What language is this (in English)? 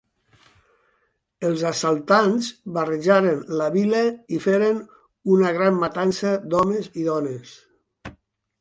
Catalan